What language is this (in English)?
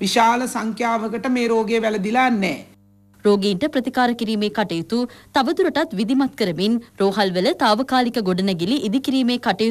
Hindi